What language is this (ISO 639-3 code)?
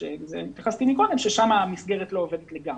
heb